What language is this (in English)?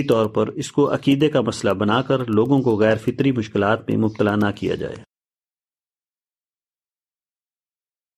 Urdu